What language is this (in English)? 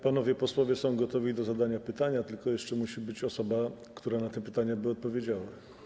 Polish